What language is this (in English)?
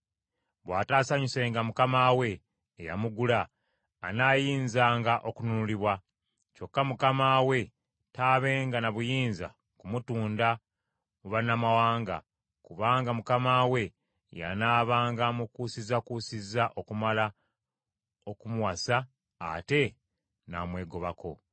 Ganda